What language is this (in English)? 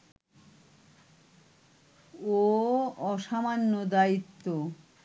Bangla